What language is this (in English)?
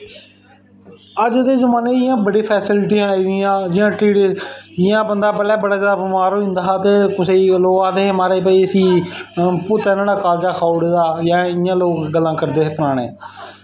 Dogri